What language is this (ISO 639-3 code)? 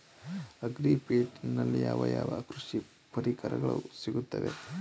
kan